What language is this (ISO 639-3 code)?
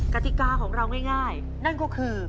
tha